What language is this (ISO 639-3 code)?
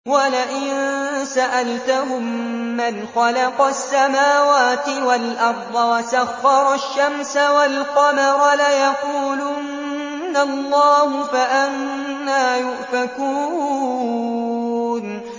ara